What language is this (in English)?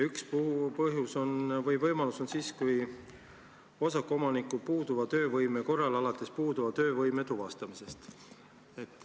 Estonian